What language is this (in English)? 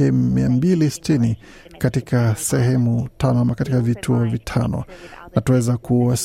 Swahili